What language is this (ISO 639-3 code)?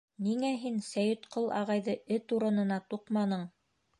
bak